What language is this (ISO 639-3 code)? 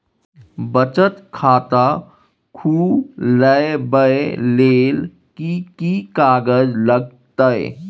mai